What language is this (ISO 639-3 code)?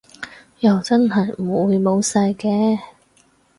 yue